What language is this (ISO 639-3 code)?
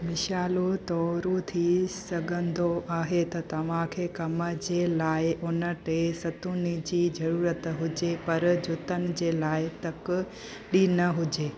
snd